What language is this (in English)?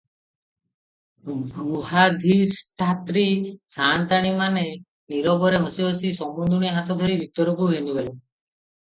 Odia